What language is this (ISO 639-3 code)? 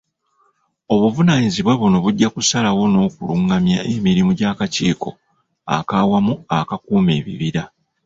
lug